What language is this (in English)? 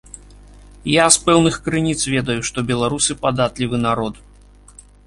Belarusian